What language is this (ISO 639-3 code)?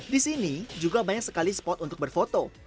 ind